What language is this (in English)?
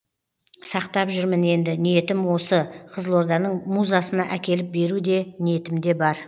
Kazakh